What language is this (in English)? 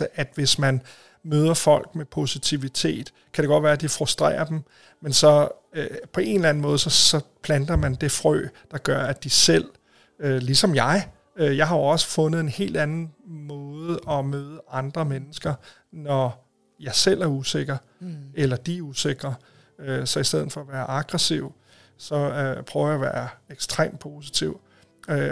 Danish